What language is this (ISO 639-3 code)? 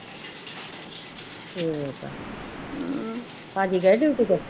pan